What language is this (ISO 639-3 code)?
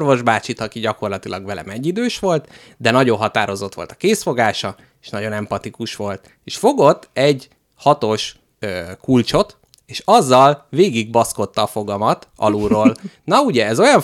hun